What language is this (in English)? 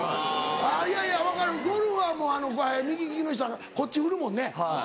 Japanese